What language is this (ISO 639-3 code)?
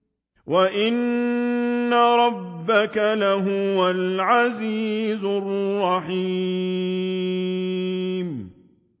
ara